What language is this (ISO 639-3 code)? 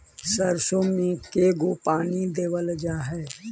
mag